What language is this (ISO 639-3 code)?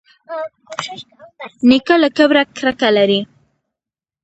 pus